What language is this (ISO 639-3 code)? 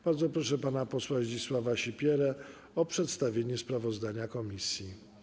pol